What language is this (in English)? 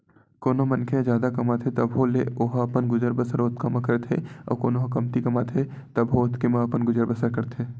Chhattisgarhi